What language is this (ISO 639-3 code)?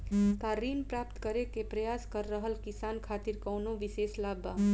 bho